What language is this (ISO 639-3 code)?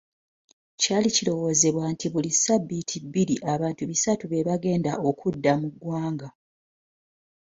lug